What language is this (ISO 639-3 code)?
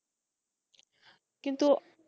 ben